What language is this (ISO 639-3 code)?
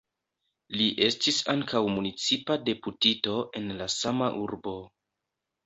epo